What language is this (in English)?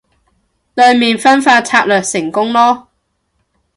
Cantonese